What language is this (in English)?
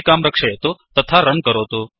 Sanskrit